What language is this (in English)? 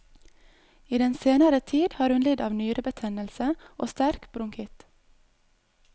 Norwegian